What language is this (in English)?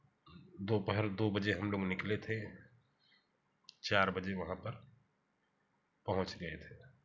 Hindi